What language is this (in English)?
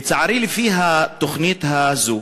Hebrew